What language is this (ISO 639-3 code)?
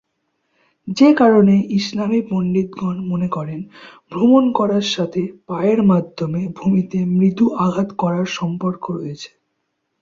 ben